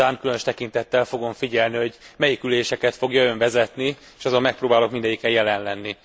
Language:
Hungarian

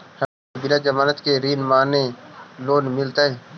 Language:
Magahi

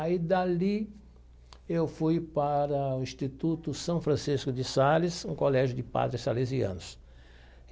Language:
Portuguese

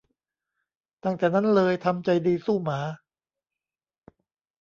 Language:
Thai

